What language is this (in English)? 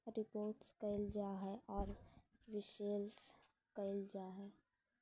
Magahi